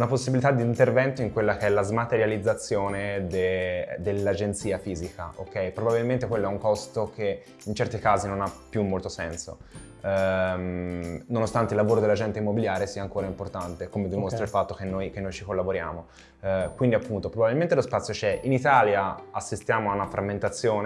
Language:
Italian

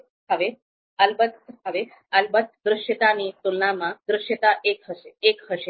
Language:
Gujarati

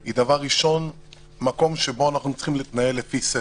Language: Hebrew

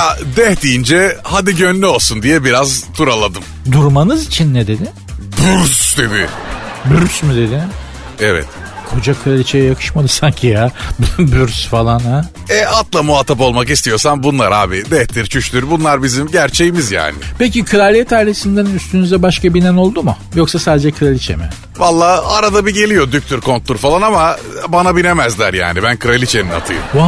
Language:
Turkish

